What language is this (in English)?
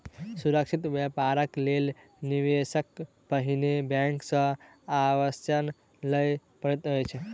Maithili